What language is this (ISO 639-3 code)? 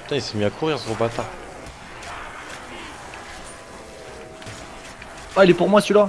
fra